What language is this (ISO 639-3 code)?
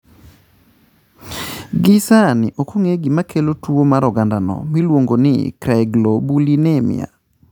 luo